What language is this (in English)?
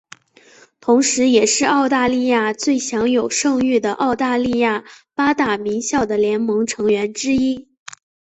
Chinese